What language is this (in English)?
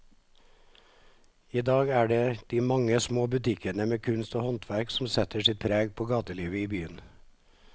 Norwegian